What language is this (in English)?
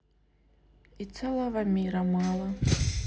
Russian